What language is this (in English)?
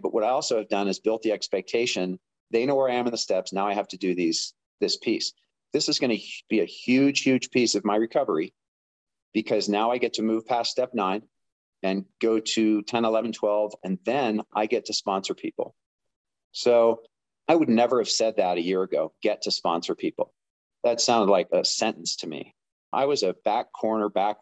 English